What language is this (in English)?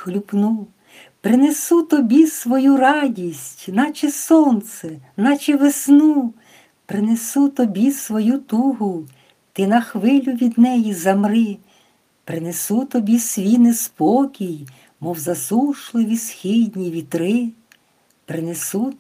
Ukrainian